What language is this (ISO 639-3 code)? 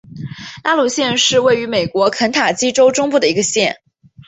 zho